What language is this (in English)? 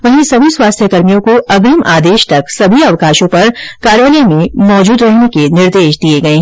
Hindi